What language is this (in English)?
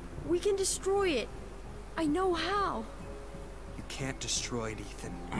German